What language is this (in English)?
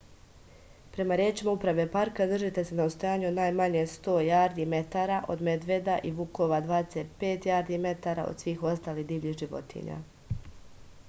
Serbian